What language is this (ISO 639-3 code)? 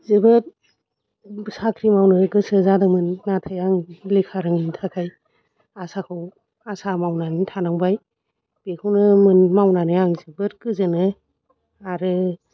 brx